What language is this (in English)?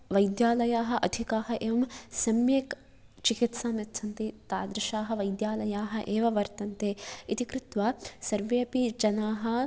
Sanskrit